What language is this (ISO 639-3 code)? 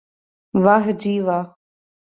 urd